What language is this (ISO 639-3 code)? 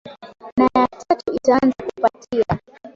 swa